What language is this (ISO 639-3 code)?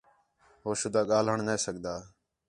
xhe